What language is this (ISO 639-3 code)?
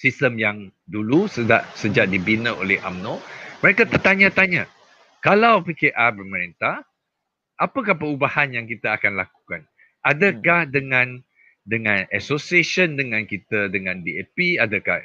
msa